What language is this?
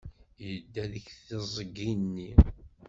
Kabyle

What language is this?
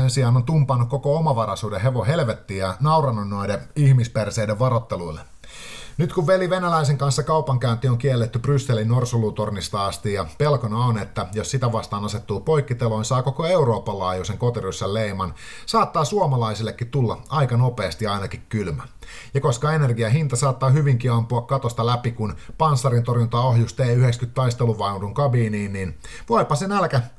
Finnish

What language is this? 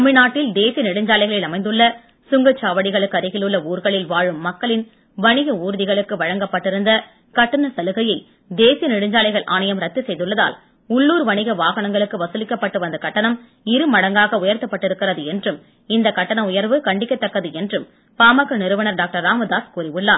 Tamil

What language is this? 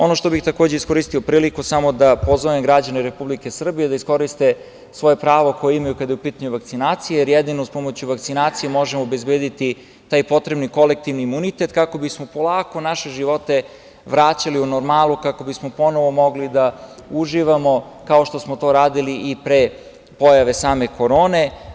Serbian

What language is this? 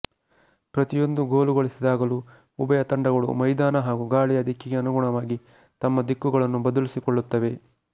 Kannada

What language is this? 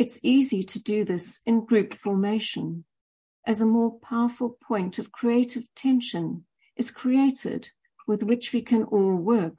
Greek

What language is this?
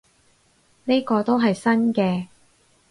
Cantonese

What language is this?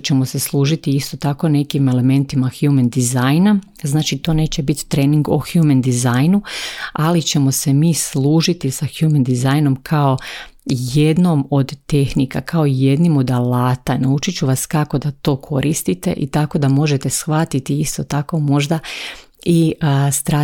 Croatian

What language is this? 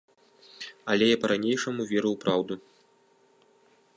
Belarusian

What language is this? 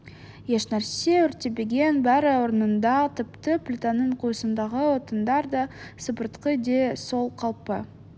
Kazakh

